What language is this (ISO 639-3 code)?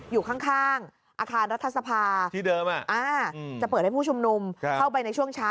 tha